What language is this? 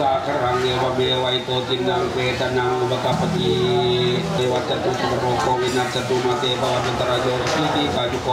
Thai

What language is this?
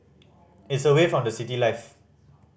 English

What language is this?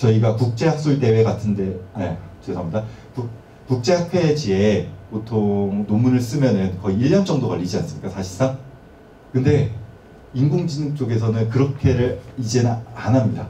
Korean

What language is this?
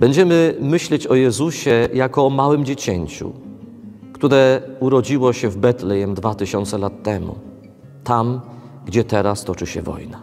Polish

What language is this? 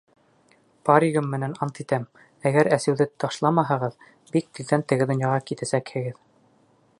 Bashkir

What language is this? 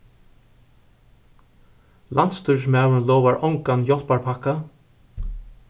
Faroese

